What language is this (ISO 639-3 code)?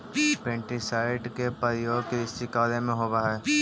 mag